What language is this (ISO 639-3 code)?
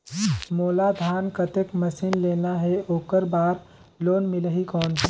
hne